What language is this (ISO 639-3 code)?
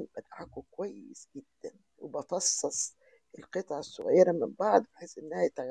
ara